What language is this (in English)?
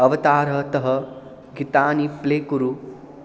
Sanskrit